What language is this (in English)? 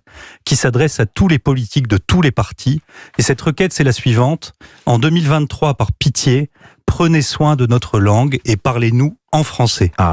French